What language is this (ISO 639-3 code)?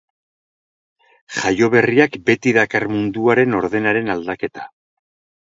eus